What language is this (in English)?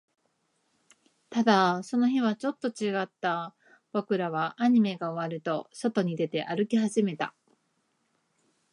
Japanese